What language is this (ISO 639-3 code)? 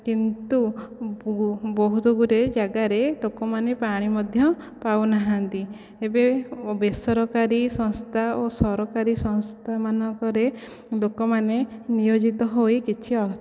ori